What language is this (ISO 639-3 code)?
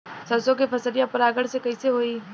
bho